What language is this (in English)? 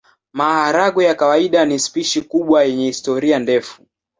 Swahili